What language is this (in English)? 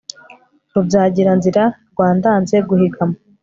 Kinyarwanda